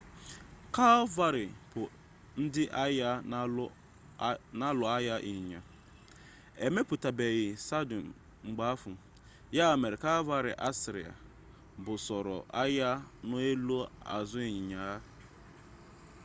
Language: Igbo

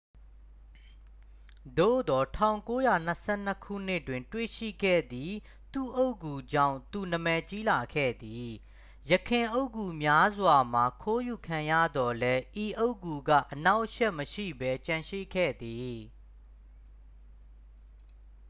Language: Burmese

